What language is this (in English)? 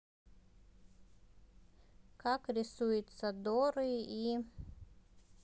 Russian